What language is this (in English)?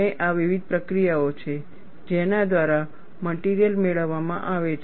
Gujarati